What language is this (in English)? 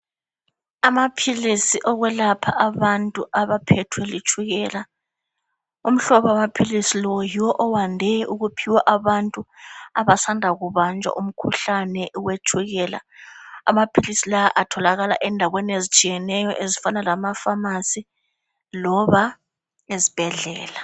North Ndebele